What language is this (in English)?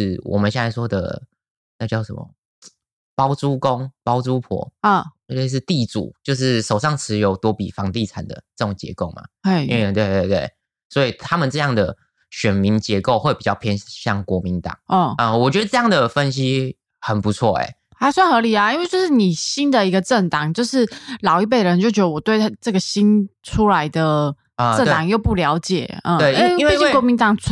Chinese